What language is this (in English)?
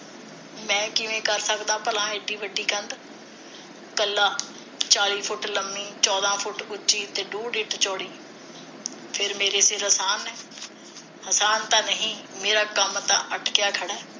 Punjabi